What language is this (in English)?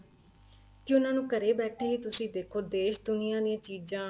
Punjabi